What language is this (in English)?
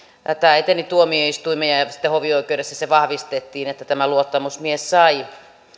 Finnish